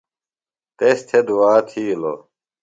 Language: Phalura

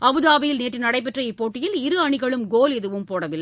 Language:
Tamil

